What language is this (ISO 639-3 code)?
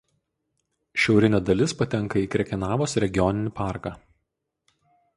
lit